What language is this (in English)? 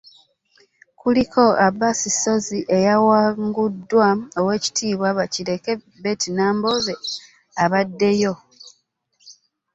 Ganda